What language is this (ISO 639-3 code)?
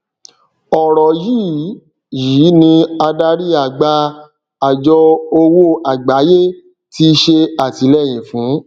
yor